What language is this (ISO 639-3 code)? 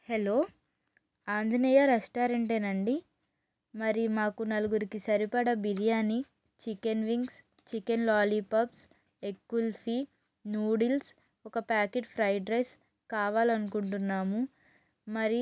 tel